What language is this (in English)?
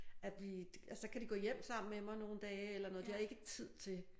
Danish